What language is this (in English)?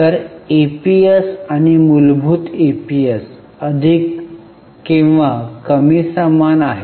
Marathi